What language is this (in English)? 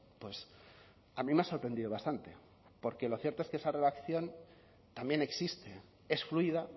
Spanish